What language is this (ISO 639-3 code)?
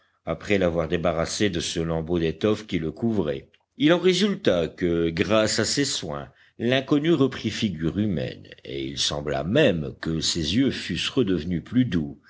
fra